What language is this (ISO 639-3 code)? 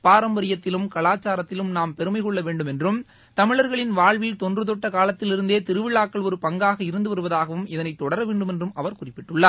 tam